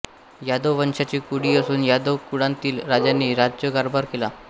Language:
Marathi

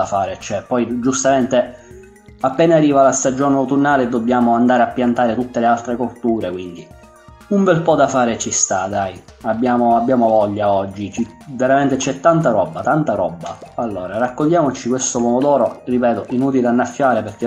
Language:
Italian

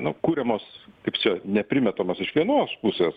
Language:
Lithuanian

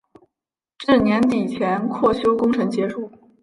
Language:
Chinese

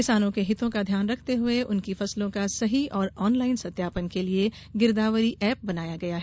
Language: Hindi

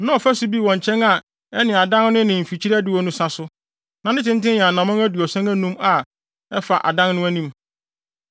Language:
Akan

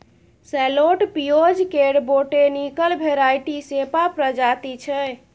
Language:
Maithili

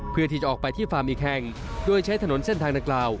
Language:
Thai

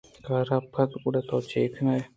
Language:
Eastern Balochi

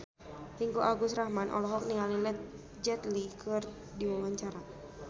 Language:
Sundanese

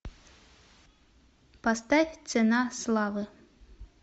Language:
Russian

